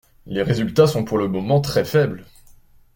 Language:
French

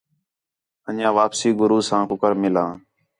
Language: Khetrani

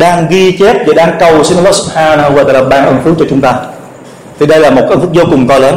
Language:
Vietnamese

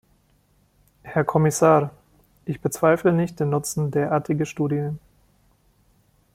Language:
German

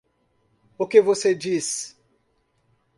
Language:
Portuguese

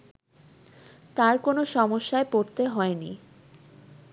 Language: Bangla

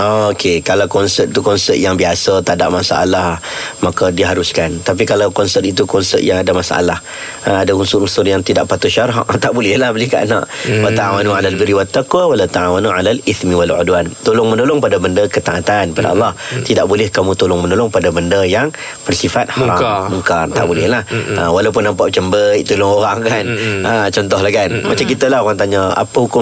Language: Malay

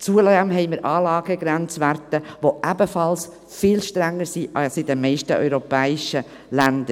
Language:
Swiss German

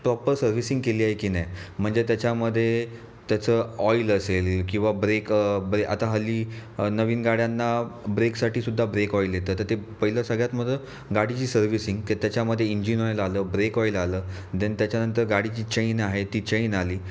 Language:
Marathi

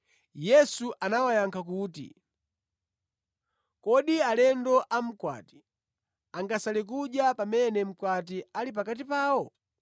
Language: Nyanja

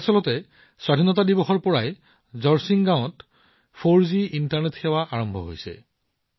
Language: Assamese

